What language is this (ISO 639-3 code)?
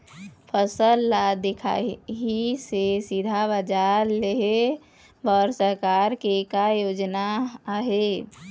hne